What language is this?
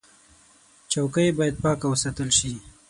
Pashto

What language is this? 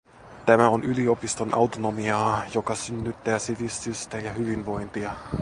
Finnish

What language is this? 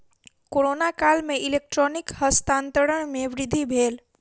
Maithili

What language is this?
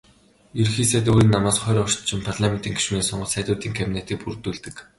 Mongolian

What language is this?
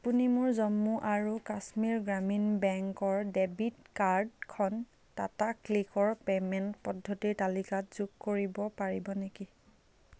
Assamese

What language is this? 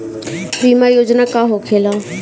Bhojpuri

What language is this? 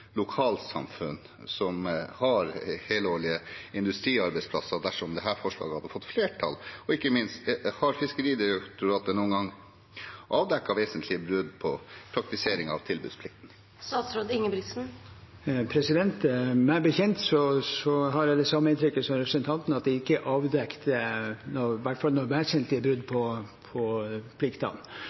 Norwegian Bokmål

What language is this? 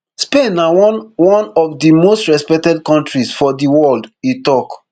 Nigerian Pidgin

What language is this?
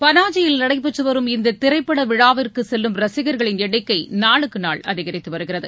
Tamil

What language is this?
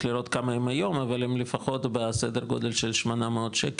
Hebrew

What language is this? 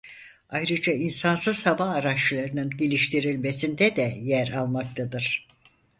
Turkish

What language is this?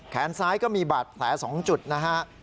Thai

